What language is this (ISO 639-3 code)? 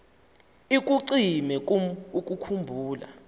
xho